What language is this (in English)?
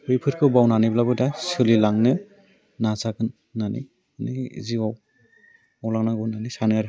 Bodo